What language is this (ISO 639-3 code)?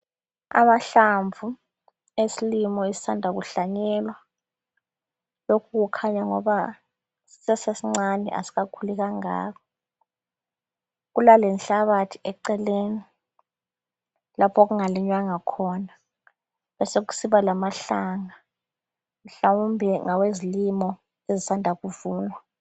nde